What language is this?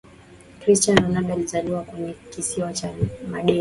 Swahili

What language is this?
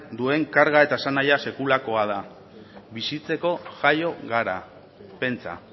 Basque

